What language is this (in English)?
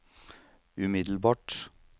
Norwegian